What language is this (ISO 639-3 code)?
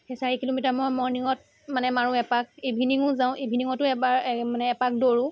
asm